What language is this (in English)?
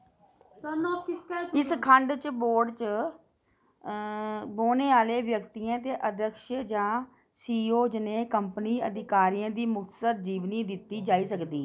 Dogri